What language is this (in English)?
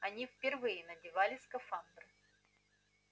Russian